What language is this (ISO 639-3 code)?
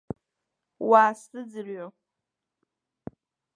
abk